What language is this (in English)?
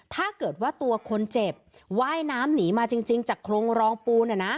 Thai